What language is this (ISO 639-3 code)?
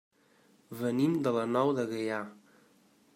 cat